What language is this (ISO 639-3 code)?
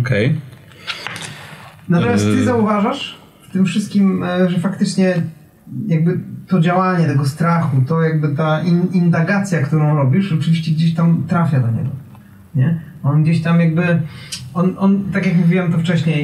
pol